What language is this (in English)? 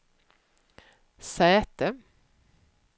Swedish